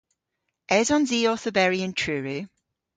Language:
Cornish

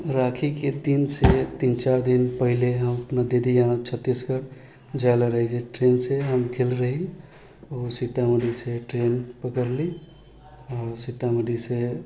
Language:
Maithili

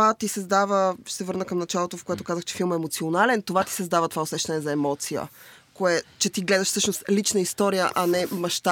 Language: Bulgarian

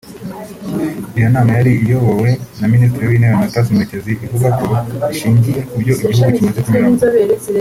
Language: Kinyarwanda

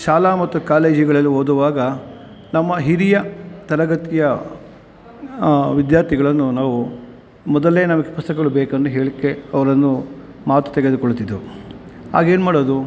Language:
Kannada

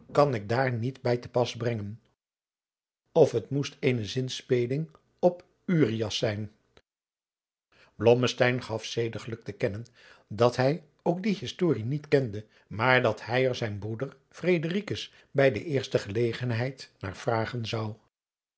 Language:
Dutch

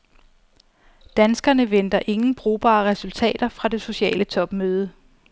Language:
Danish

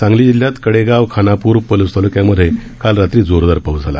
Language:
Marathi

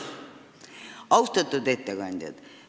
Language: Estonian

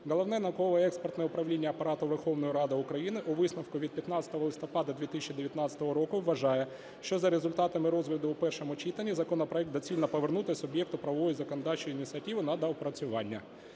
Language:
Ukrainian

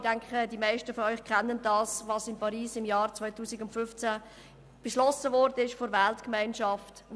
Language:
Swiss German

